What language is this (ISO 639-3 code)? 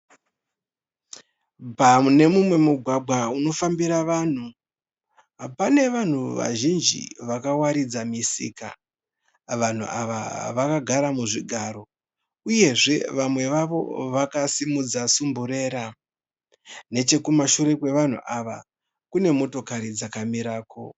sna